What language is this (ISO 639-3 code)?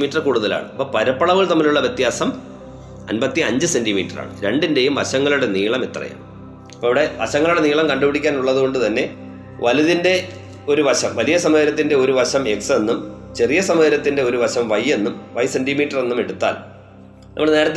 mal